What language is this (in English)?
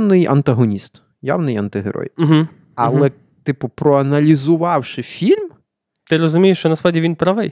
Ukrainian